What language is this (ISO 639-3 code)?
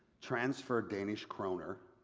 eng